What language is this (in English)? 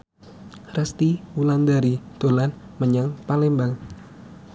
Javanese